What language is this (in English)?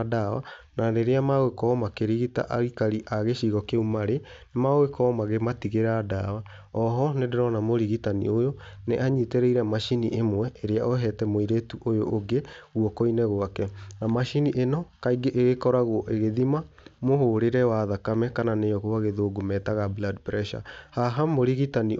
Kikuyu